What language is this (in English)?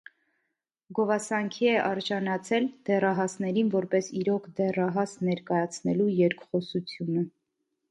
Armenian